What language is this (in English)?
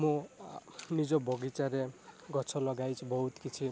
Odia